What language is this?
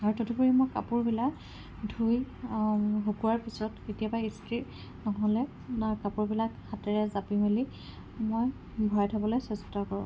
Assamese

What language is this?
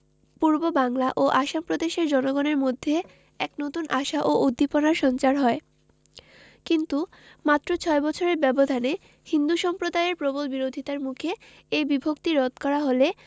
Bangla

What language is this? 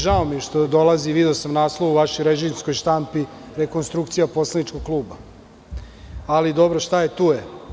Serbian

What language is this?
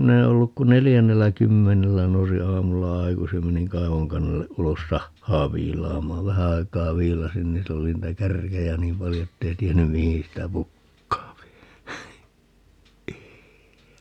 Finnish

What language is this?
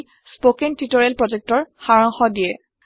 Assamese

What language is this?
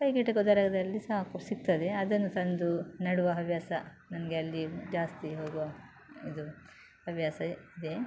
Kannada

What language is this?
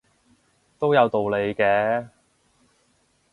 Cantonese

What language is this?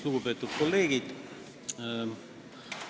Estonian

